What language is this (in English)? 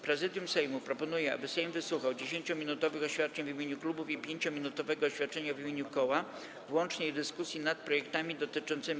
Polish